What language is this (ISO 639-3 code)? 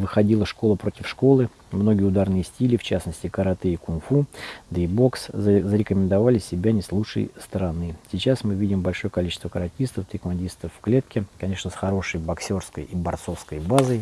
rus